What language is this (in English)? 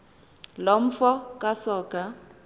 Xhosa